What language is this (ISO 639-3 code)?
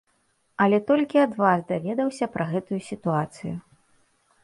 bel